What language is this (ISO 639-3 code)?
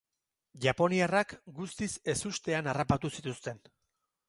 eus